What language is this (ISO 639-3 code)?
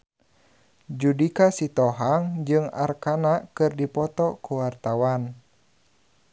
sun